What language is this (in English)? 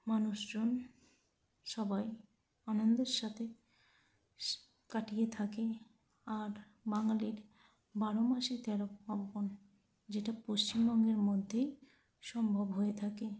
Bangla